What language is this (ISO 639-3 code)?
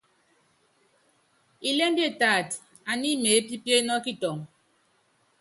yav